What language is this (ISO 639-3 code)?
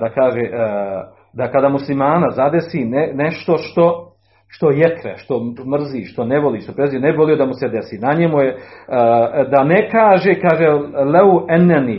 hrv